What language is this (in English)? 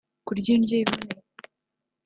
Kinyarwanda